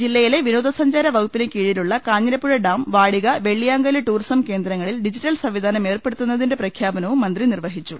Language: Malayalam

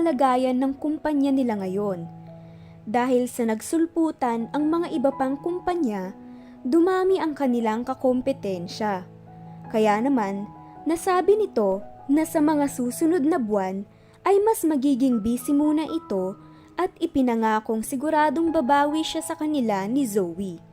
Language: Filipino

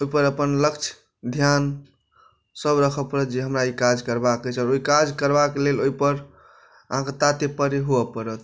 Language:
Maithili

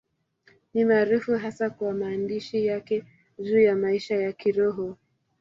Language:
Swahili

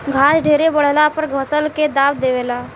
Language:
Bhojpuri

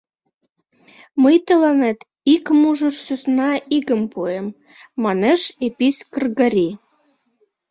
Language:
Mari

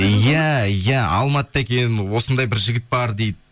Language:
Kazakh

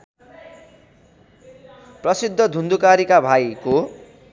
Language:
Nepali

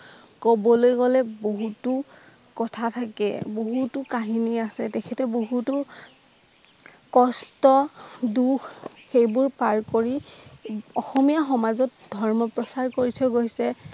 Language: Assamese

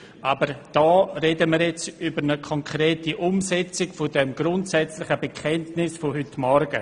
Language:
Swiss German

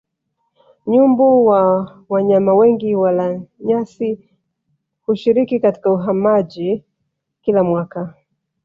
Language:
Swahili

